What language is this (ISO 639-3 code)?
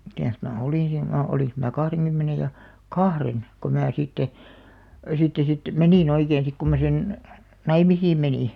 fin